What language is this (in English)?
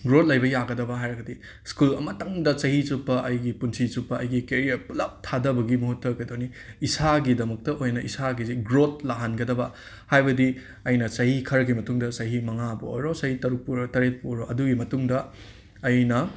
Manipuri